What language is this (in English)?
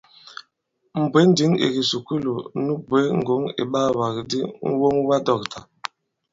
Bankon